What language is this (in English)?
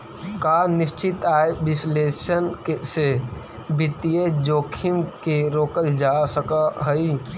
Magahi